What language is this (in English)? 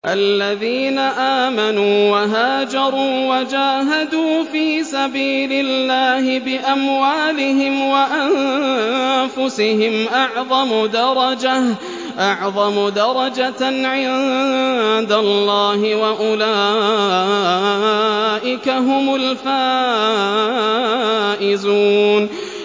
Arabic